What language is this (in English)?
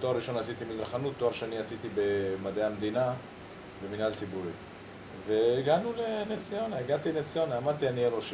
Hebrew